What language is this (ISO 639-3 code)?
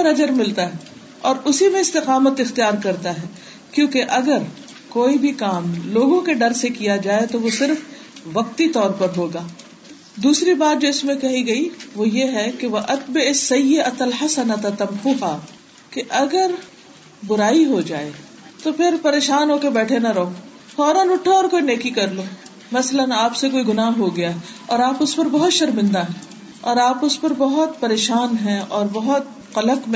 urd